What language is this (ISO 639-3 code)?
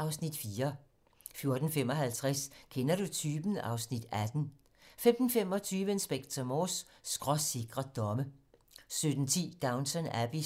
dan